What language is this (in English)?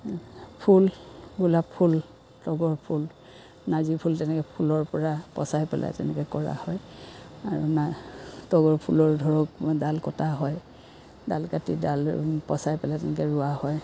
Assamese